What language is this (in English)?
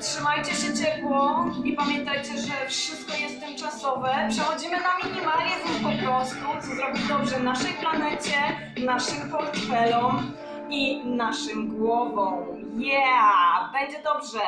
Polish